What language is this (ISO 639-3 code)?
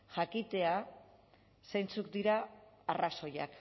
eus